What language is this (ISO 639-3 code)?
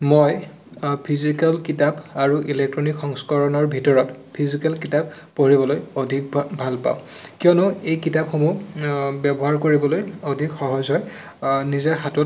asm